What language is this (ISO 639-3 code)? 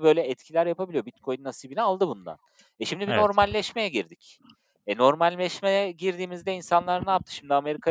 tur